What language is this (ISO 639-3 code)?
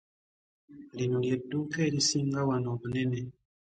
lug